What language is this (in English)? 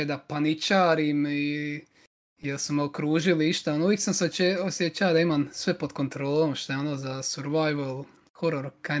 Croatian